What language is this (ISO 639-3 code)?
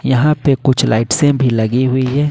hin